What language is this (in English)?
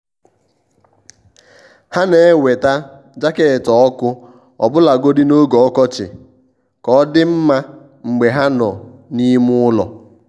Igbo